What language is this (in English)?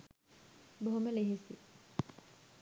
Sinhala